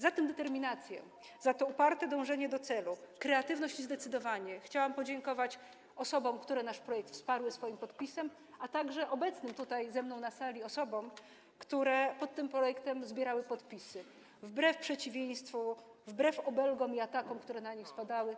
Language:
Polish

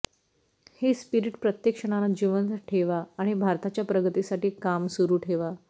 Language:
Marathi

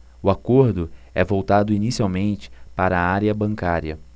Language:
Portuguese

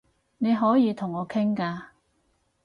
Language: Cantonese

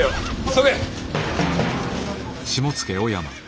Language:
Japanese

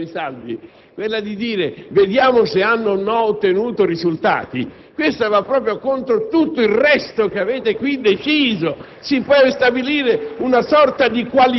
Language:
Italian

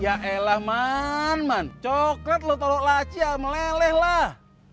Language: Indonesian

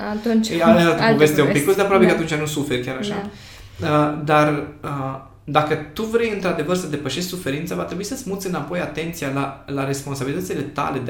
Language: Romanian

